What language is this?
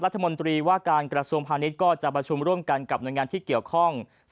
Thai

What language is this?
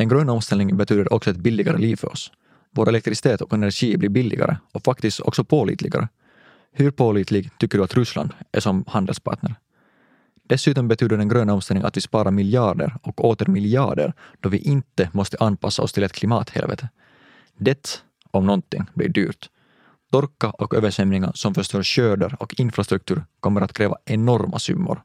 Swedish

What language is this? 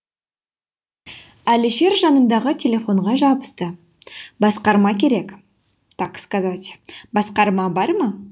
Kazakh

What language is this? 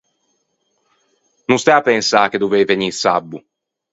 Ligurian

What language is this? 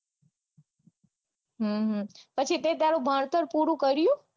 Gujarati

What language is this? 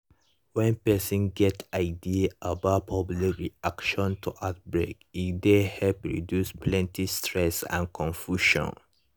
Nigerian Pidgin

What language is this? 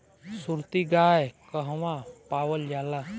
Bhojpuri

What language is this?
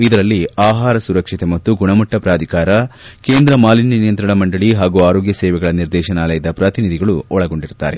Kannada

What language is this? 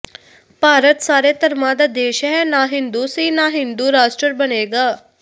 Punjabi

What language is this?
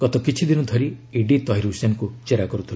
Odia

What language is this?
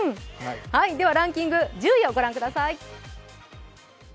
Japanese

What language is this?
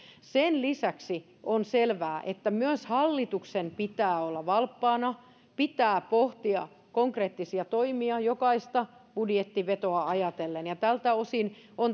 Finnish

